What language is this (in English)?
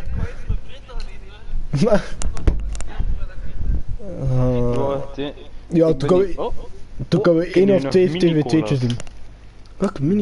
Dutch